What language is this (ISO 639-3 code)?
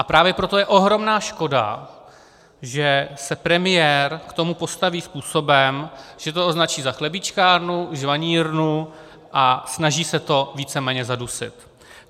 ces